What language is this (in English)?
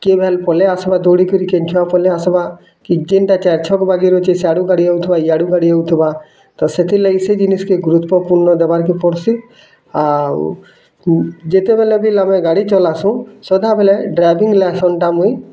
Odia